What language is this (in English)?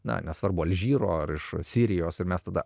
Lithuanian